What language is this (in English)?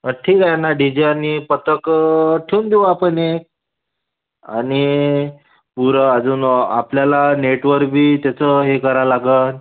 Marathi